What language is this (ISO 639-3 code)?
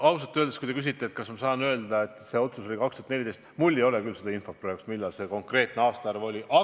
est